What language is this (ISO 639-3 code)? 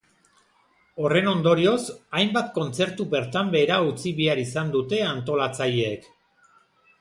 eus